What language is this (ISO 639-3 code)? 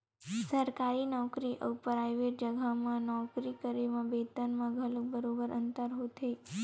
hne